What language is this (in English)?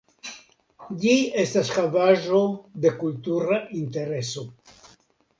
Esperanto